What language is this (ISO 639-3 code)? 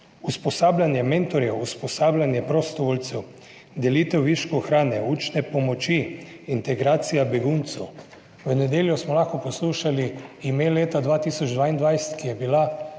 slv